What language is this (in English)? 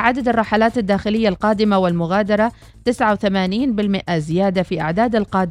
Arabic